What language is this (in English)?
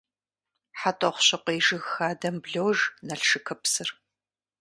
Kabardian